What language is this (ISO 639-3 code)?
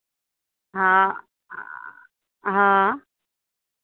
mai